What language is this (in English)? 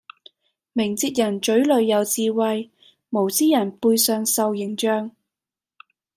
Cantonese